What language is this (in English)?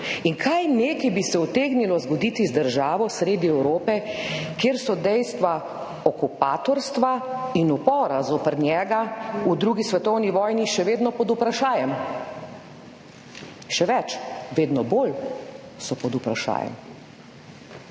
Slovenian